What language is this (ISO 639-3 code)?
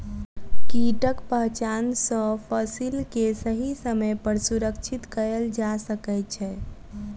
mai